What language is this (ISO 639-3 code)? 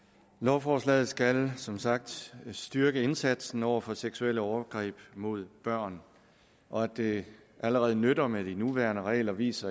dan